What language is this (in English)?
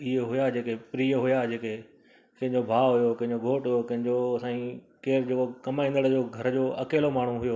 Sindhi